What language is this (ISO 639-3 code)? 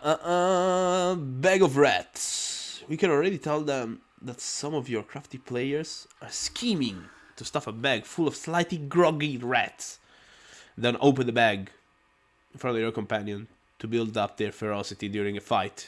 ita